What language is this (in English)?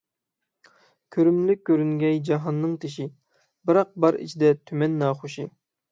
Uyghur